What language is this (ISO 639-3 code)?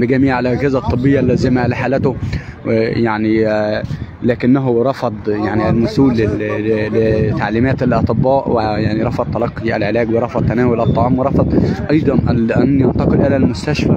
ara